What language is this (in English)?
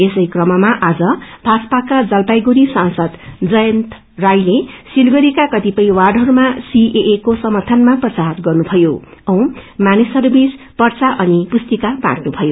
Nepali